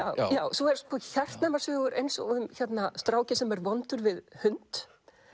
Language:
Icelandic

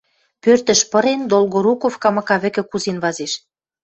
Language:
Western Mari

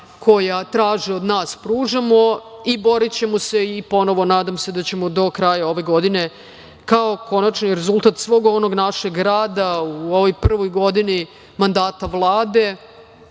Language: Serbian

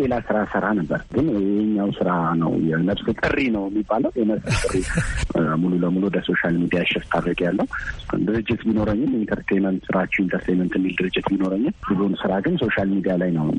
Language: Amharic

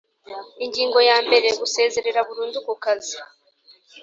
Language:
Kinyarwanda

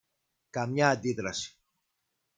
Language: Greek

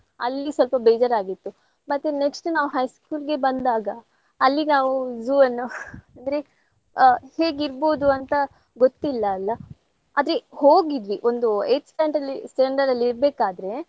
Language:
Kannada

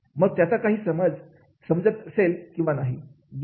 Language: Marathi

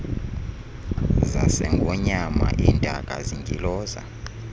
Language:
Xhosa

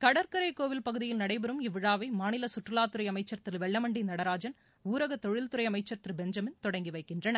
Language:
Tamil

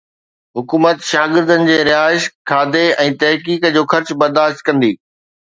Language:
Sindhi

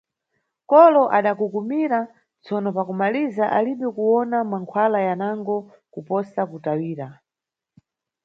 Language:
Nyungwe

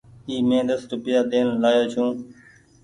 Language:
Goaria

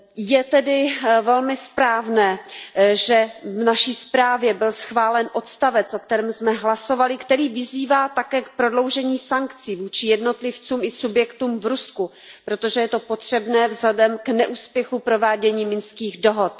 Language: Czech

